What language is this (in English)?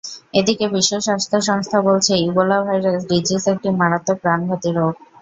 Bangla